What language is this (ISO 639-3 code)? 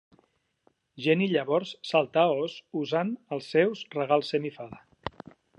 cat